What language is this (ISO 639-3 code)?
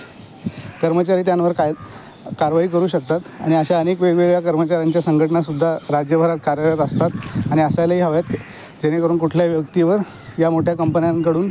mar